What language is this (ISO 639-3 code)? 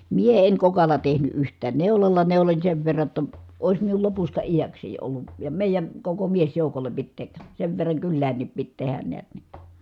fin